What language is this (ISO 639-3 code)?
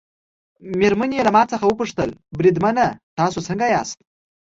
pus